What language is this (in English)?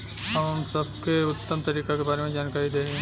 Bhojpuri